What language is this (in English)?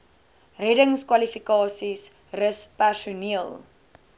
Afrikaans